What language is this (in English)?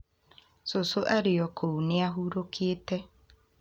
Kikuyu